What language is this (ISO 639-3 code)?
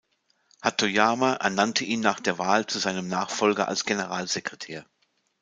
deu